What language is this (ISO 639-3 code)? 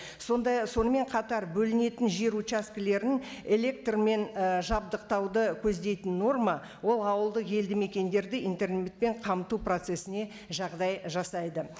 kaz